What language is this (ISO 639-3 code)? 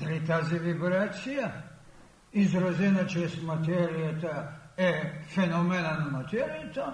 bul